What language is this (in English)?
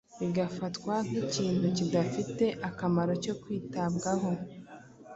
Kinyarwanda